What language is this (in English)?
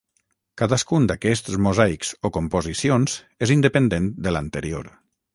Catalan